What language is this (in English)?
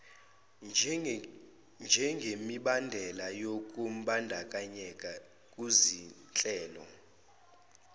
Zulu